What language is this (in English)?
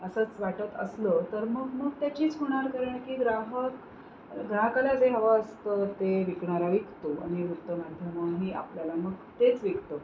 Marathi